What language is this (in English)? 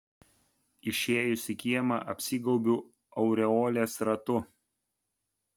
Lithuanian